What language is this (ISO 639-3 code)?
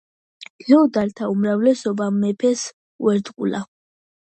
kat